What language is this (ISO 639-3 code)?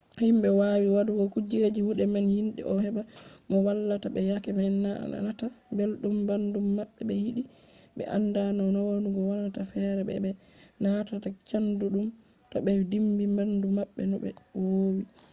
ful